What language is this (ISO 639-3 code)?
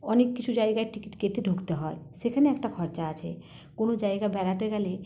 ben